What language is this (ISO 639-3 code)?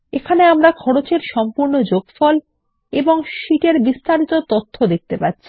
ben